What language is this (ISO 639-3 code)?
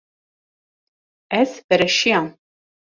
kur